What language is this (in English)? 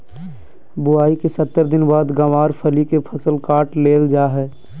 Magahi